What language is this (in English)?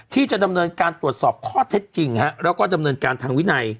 Thai